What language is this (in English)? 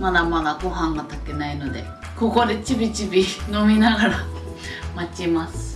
Japanese